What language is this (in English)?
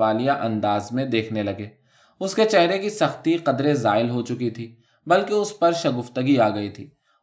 Urdu